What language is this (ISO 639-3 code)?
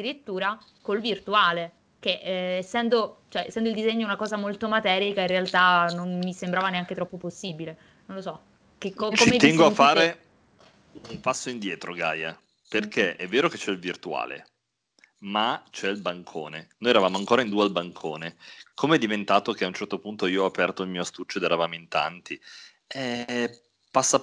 ita